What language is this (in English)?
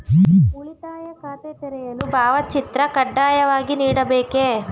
Kannada